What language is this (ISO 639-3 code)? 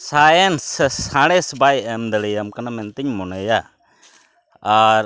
sat